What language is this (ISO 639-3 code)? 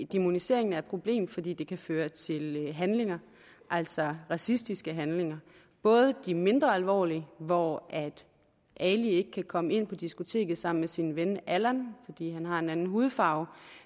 dan